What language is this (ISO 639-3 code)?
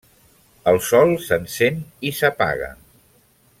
cat